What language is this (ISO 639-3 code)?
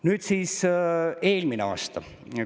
est